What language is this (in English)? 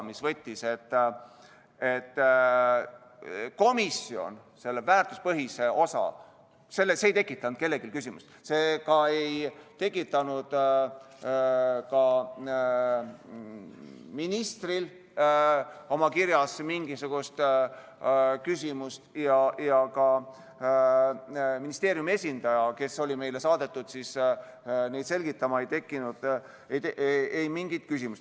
Estonian